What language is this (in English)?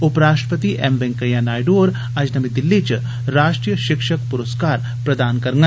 Dogri